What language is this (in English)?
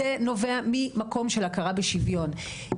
Hebrew